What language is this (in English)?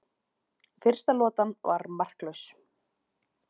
Icelandic